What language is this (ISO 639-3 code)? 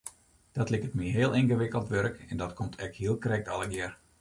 fry